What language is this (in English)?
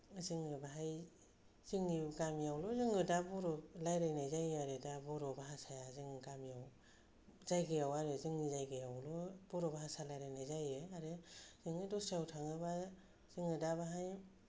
Bodo